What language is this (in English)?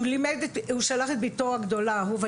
Hebrew